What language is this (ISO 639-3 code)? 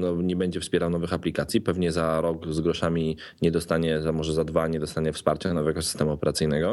pol